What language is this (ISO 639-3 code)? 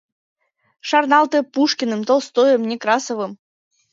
chm